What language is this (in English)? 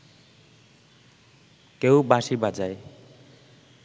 Bangla